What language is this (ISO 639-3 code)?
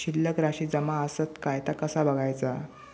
mar